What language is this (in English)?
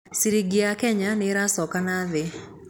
Kikuyu